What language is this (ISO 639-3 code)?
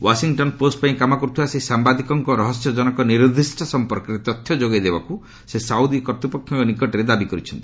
ori